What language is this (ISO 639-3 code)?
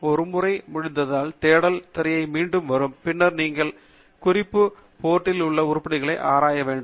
tam